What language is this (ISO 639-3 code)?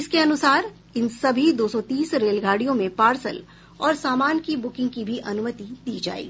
hin